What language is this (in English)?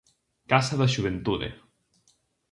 Galician